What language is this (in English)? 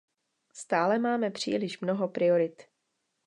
Czech